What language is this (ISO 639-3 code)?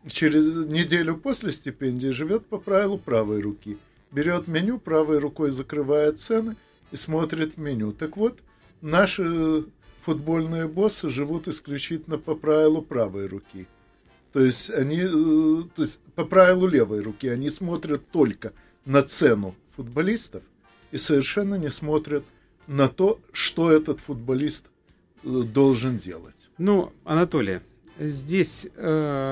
rus